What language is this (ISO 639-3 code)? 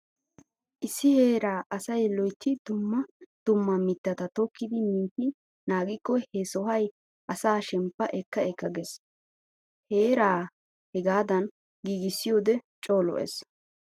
wal